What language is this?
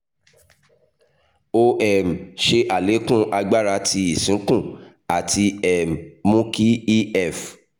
Yoruba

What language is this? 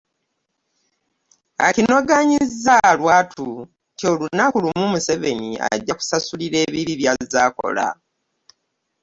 Ganda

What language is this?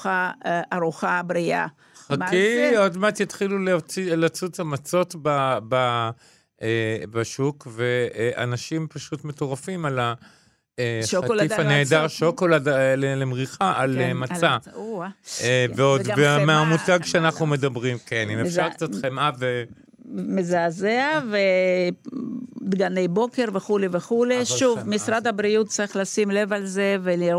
Hebrew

